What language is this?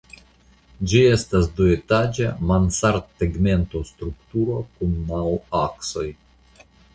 Esperanto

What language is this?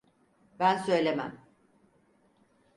Turkish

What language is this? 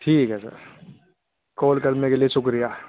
Urdu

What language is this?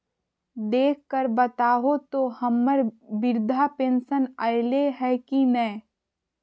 Magahi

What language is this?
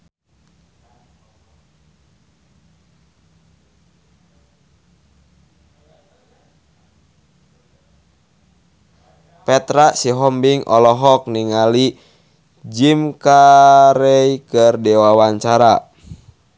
Sundanese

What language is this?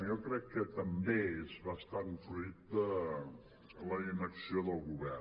Catalan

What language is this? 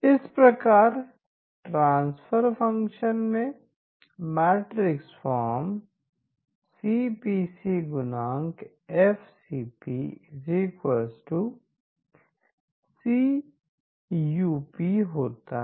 Hindi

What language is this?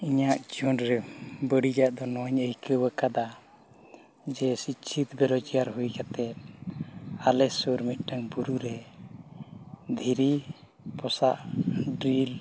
Santali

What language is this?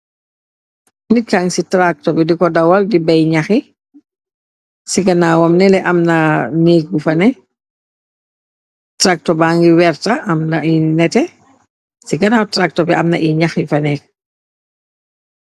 Wolof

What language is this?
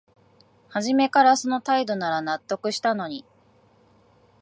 Japanese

